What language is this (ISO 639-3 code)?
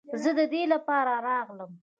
pus